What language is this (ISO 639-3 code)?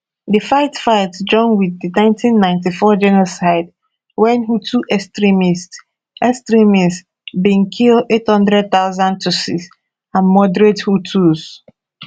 pcm